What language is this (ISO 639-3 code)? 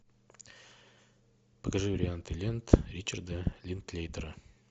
rus